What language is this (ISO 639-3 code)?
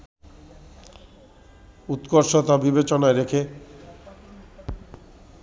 ben